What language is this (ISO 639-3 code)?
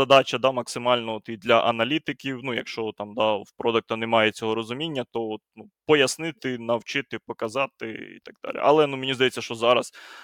ukr